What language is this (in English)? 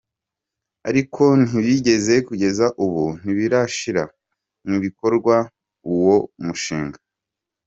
Kinyarwanda